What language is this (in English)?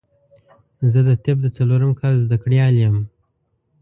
Pashto